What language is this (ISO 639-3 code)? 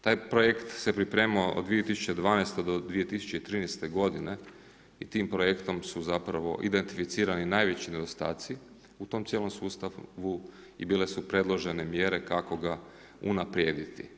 hrv